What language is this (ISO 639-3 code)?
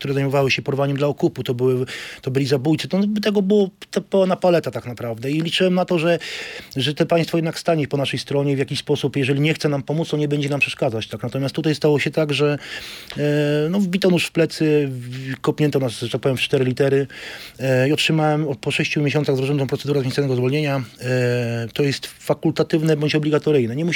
pol